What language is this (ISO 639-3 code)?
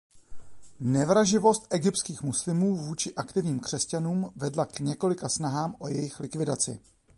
ces